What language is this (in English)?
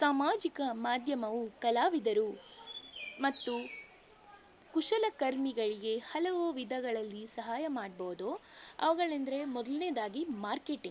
Kannada